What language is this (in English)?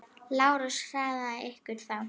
Icelandic